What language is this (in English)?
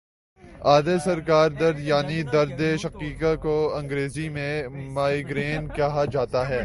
Urdu